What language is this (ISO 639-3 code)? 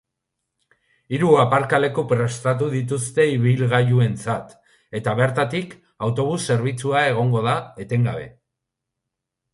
eus